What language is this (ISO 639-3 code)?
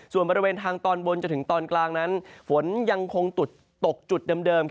tha